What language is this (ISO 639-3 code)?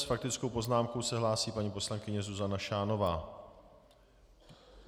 ces